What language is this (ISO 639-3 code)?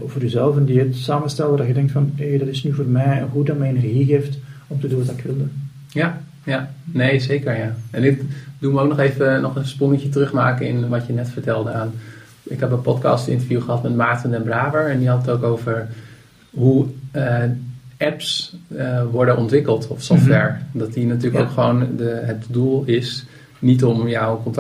nld